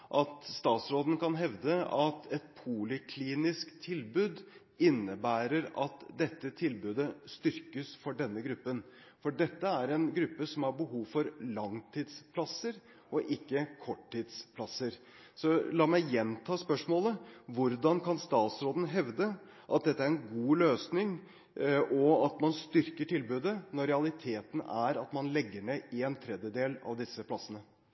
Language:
Norwegian Bokmål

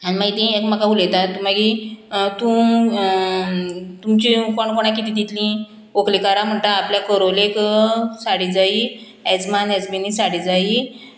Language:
Konkani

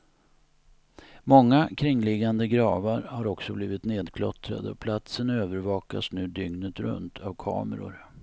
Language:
Swedish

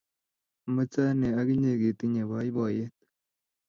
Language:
Kalenjin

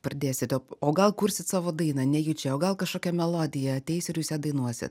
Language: Lithuanian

